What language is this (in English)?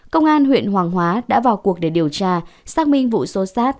Vietnamese